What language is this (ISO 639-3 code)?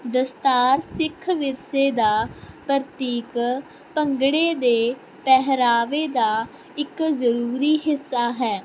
pan